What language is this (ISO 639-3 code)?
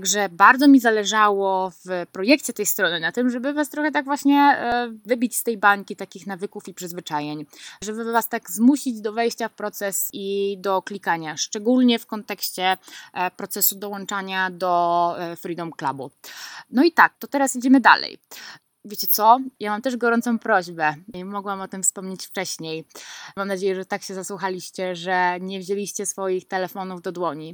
pol